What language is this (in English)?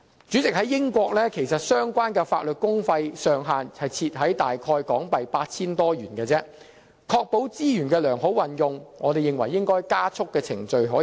Cantonese